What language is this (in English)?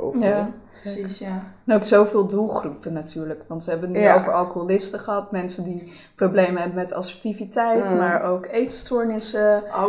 Dutch